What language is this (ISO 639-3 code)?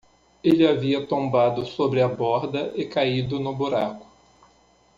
por